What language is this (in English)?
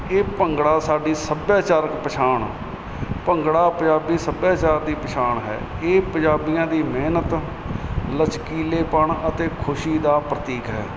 Punjabi